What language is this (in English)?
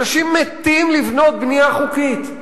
Hebrew